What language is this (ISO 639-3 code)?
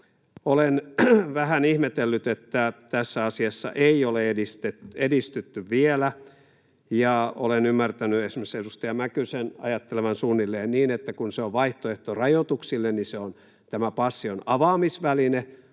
fin